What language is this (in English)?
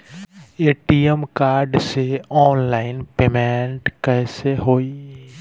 Bhojpuri